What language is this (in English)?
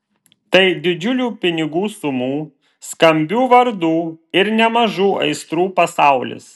Lithuanian